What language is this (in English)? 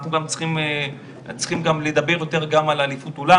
Hebrew